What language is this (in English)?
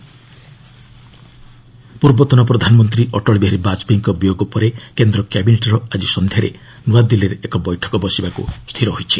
Odia